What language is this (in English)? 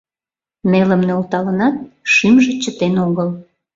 Mari